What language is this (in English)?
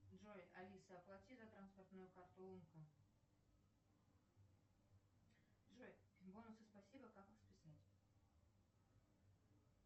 Russian